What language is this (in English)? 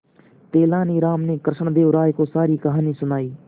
Hindi